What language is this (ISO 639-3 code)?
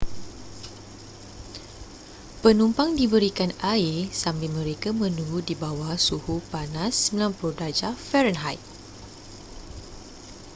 msa